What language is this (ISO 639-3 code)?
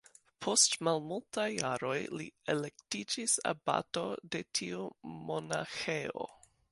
epo